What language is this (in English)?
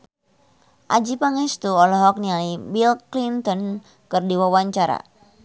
Sundanese